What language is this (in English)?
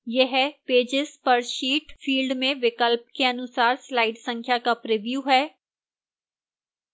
Hindi